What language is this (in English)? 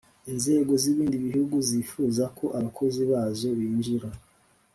Kinyarwanda